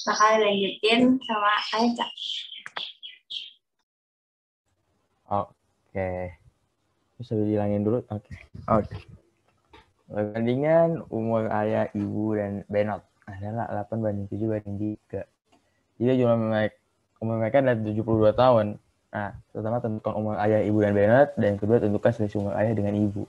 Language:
Indonesian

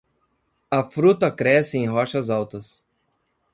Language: Portuguese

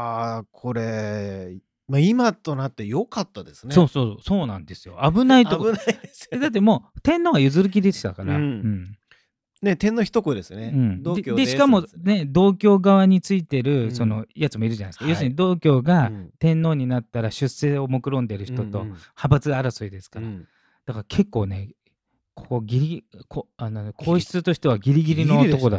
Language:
Japanese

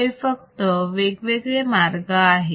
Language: Marathi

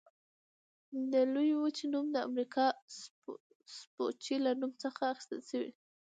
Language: Pashto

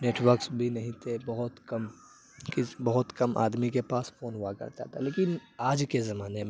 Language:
Urdu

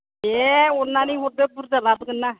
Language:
Bodo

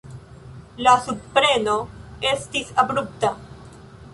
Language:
Esperanto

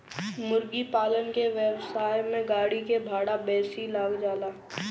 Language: Bhojpuri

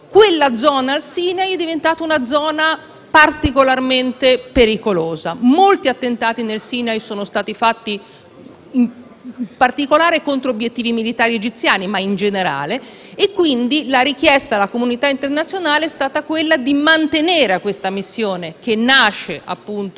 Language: Italian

